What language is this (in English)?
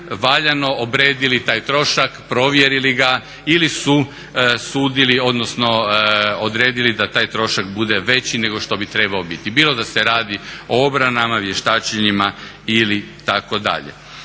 Croatian